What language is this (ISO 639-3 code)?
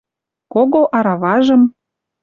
mrj